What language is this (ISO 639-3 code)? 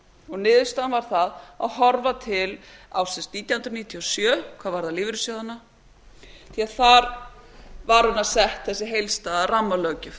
isl